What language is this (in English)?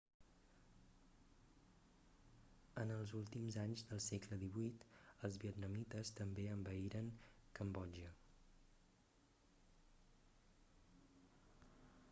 Catalan